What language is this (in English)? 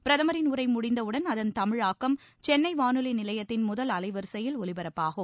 Tamil